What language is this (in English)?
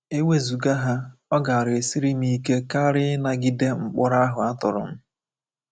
Igbo